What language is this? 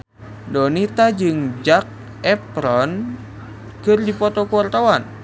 Sundanese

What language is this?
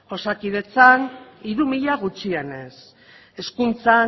Basque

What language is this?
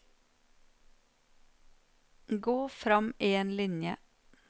Norwegian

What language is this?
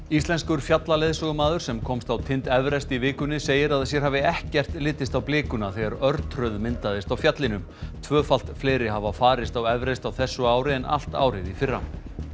Icelandic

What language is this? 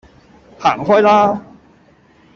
Cantonese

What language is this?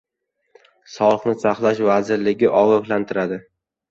Uzbek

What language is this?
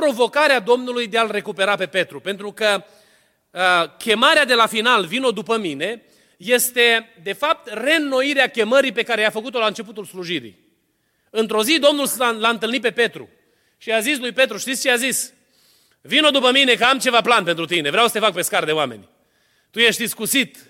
Romanian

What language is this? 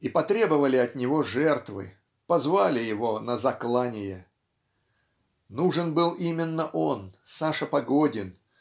Russian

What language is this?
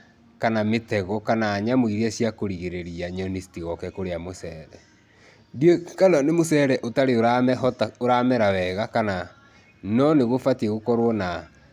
Kikuyu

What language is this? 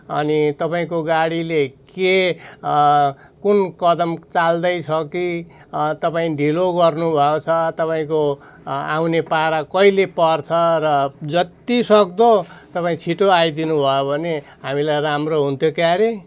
Nepali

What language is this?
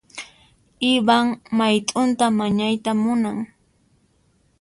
Puno Quechua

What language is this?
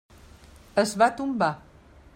Catalan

